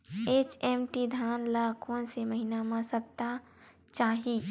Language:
Chhattisgarhi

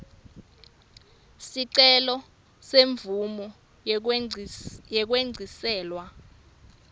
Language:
Swati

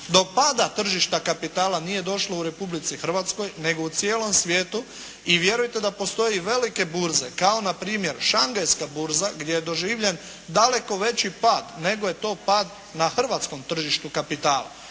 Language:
Croatian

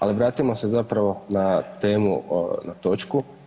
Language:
Croatian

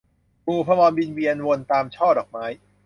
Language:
Thai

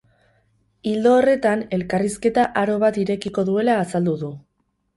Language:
Basque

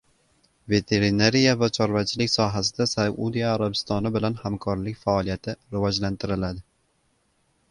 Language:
Uzbek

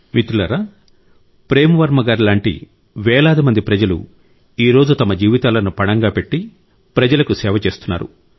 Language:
Telugu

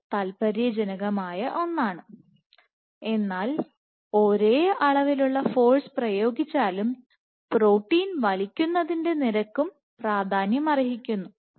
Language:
Malayalam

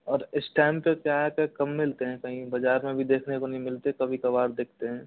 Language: Hindi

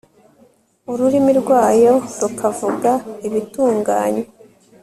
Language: Kinyarwanda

